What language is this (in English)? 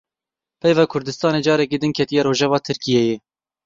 Kurdish